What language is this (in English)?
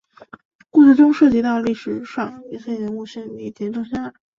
Chinese